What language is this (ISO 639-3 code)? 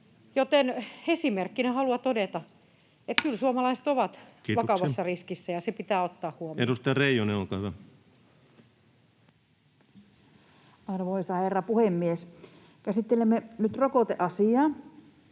fin